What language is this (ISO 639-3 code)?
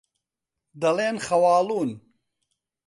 ckb